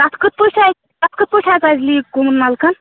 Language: Kashmiri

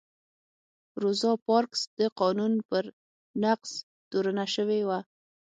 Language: Pashto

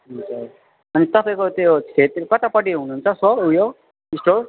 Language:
Nepali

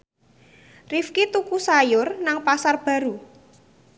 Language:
Javanese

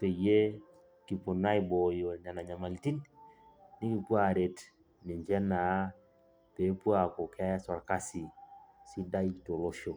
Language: Masai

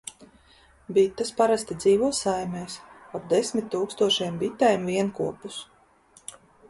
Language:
Latvian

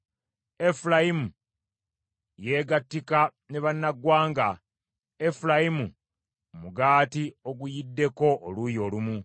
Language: Ganda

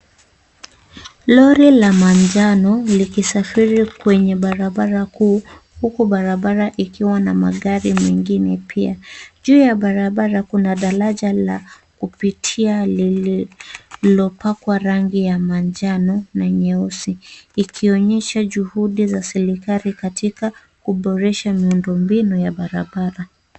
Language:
Swahili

